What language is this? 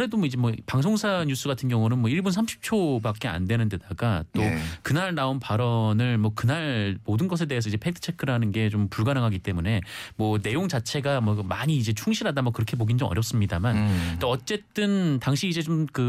Korean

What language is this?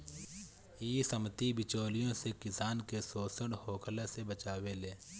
Bhojpuri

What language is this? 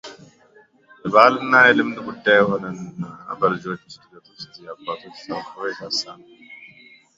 Amharic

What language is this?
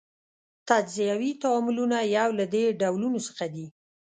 Pashto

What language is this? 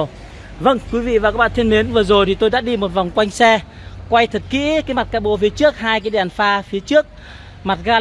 Vietnamese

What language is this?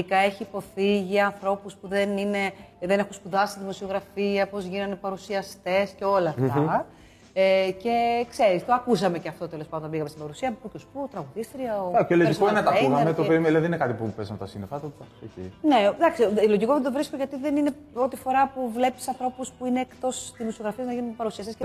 Greek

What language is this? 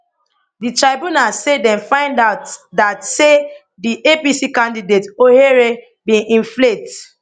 Nigerian Pidgin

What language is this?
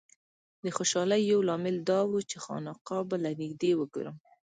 Pashto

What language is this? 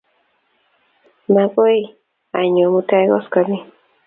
Kalenjin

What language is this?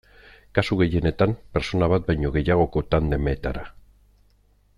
Basque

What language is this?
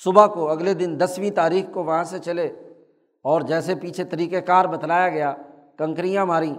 Urdu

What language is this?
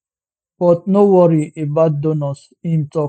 Nigerian Pidgin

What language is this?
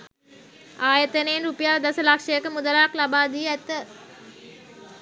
Sinhala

